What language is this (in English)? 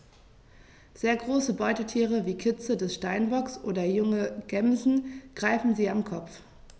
German